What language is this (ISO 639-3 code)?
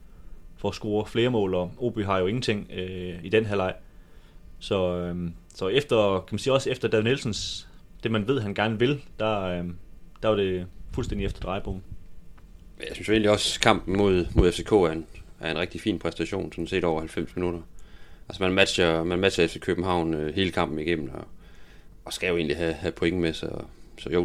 dan